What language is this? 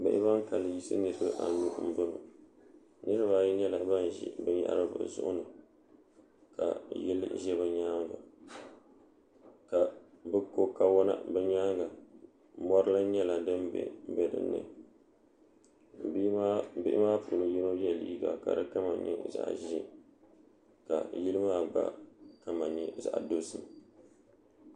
Dagbani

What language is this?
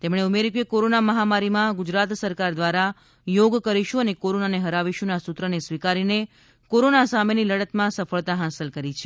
Gujarati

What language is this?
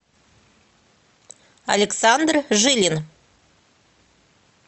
Russian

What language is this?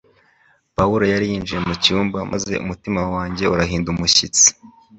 Kinyarwanda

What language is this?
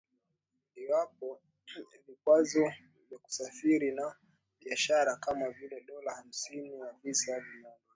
Swahili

